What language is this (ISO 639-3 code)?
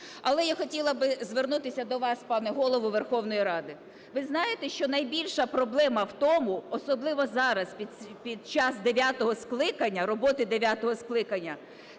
ukr